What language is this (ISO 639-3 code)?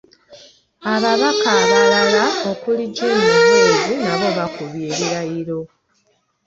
lug